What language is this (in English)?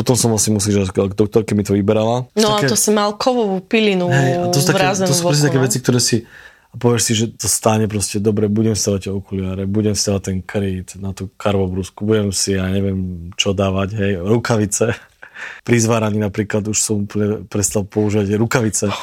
Slovak